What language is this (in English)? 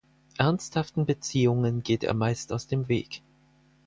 German